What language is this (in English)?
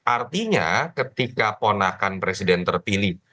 Indonesian